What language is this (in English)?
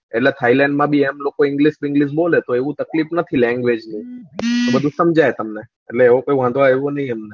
Gujarati